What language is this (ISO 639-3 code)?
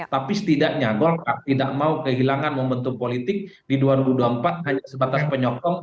ind